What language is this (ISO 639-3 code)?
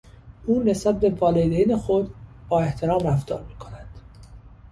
fas